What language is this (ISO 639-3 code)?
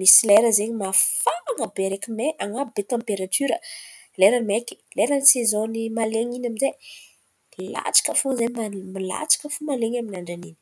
xmv